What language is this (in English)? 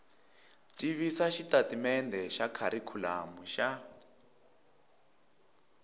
Tsonga